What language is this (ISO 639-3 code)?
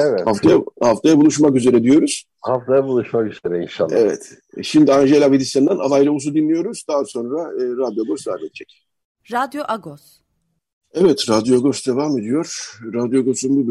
tur